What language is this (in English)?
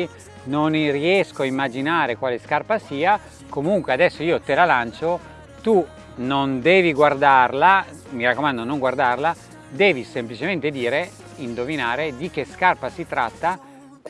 Italian